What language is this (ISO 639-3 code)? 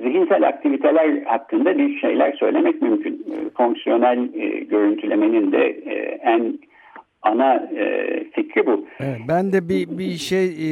tur